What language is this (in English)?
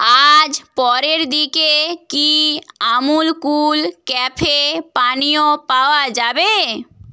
Bangla